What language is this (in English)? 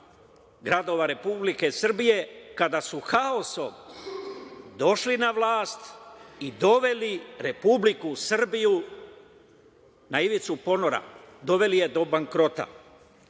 Serbian